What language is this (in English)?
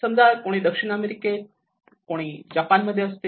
Marathi